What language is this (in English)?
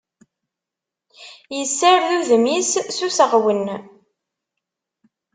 Kabyle